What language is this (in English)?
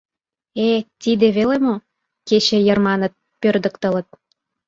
Mari